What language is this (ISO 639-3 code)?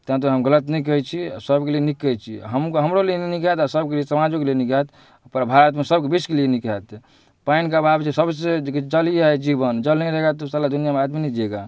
mai